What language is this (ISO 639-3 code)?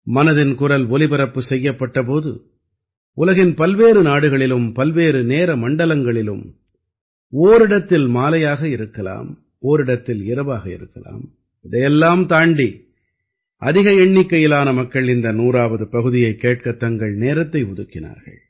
tam